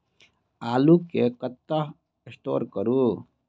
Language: Maithili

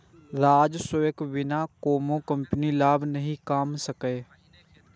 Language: Maithili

